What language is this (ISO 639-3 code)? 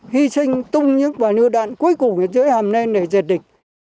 vie